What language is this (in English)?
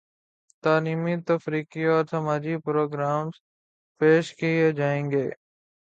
Urdu